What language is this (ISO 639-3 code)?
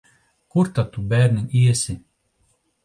lav